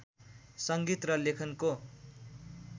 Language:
Nepali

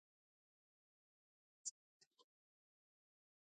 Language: Pashto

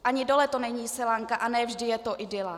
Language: Czech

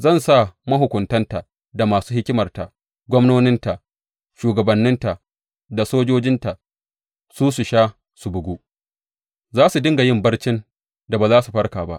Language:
Hausa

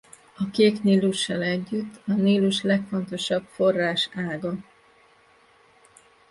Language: Hungarian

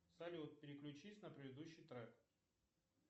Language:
Russian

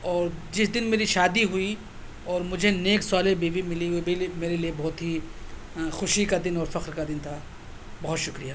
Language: Urdu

